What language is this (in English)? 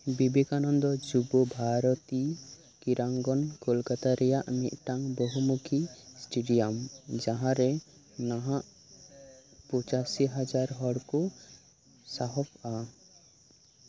Santali